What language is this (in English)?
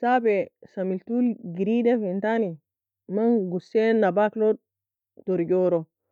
Nobiin